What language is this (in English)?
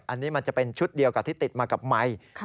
Thai